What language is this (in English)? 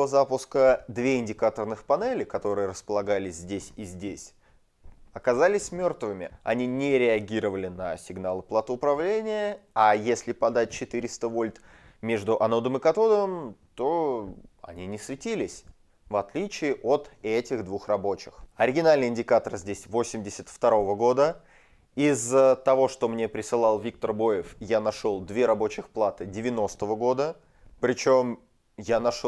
Russian